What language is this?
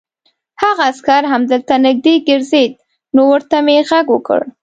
Pashto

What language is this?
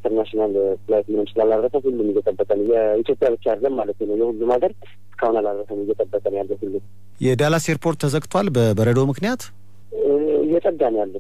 Arabic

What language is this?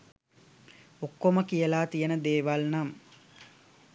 Sinhala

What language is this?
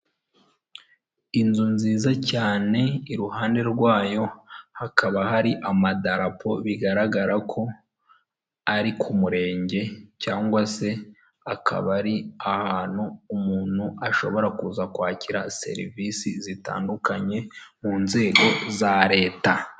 Kinyarwanda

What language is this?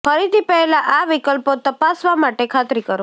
Gujarati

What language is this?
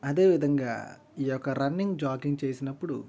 Telugu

